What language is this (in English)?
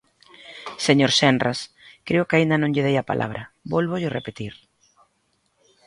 Galician